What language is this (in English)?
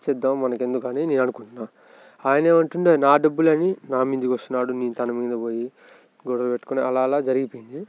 Telugu